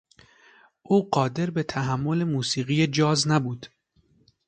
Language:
Persian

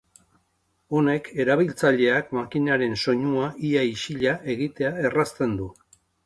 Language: Basque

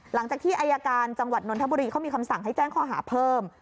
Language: Thai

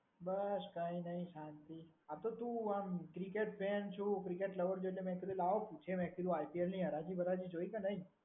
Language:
Gujarati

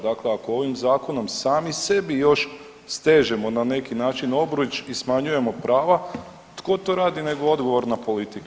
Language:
Croatian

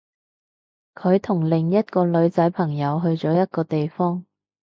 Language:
Cantonese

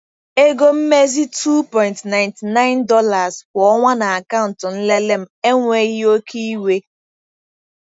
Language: Igbo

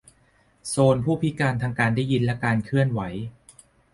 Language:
Thai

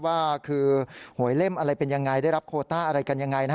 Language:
Thai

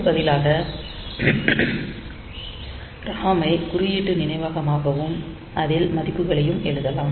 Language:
Tamil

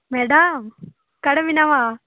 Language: Santali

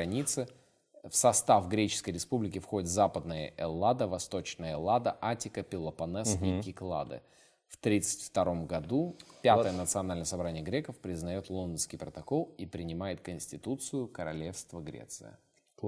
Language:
Russian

